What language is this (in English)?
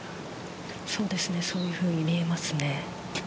Japanese